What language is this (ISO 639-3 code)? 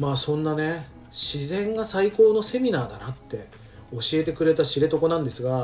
jpn